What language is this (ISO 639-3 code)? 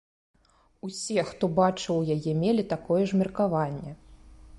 bel